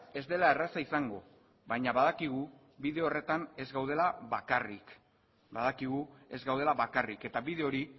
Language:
Basque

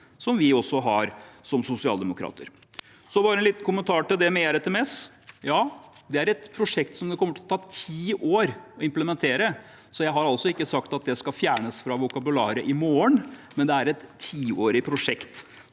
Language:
Norwegian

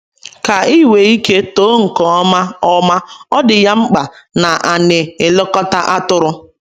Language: Igbo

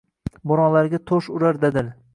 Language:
Uzbek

